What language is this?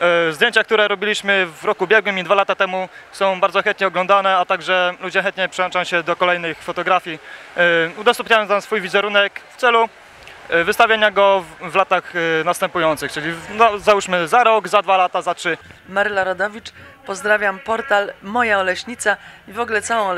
Polish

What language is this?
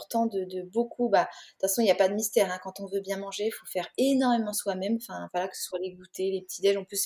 French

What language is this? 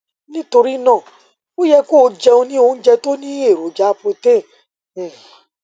Yoruba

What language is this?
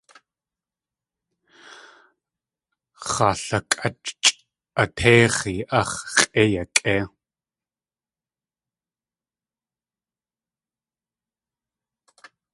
Tlingit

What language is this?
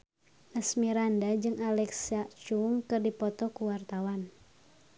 Sundanese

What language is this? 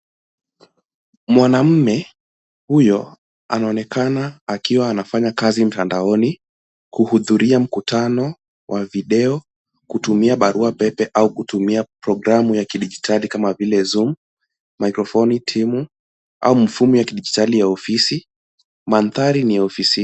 Swahili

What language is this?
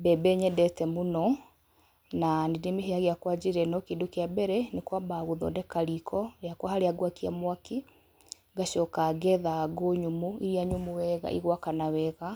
Kikuyu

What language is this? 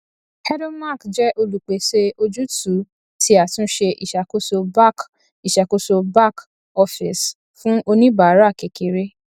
Yoruba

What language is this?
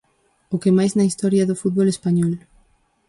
Galician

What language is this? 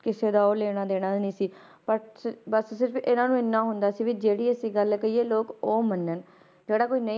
Punjabi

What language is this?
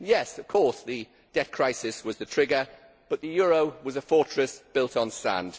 English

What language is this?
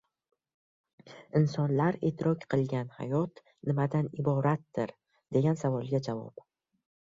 Uzbek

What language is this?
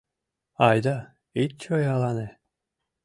Mari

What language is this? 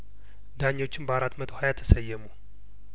Amharic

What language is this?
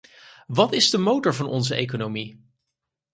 Dutch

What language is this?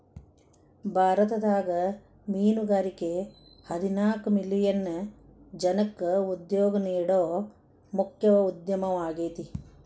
Kannada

